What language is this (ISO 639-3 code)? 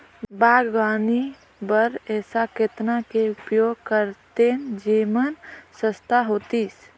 hne